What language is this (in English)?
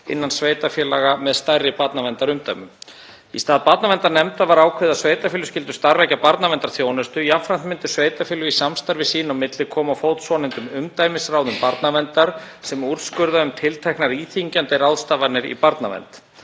Icelandic